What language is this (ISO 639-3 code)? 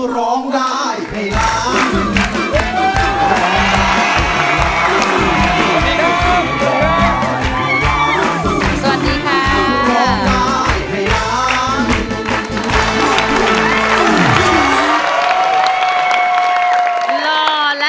tha